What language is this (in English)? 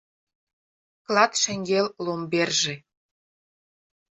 Mari